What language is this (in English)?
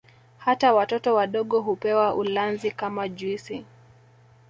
Swahili